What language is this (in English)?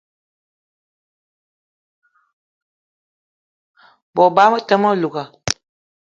Eton (Cameroon)